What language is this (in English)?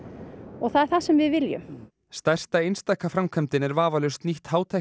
Icelandic